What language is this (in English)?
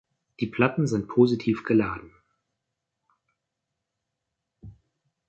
German